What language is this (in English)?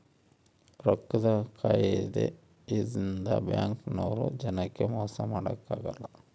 Kannada